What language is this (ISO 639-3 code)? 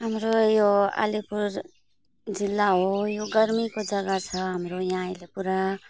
nep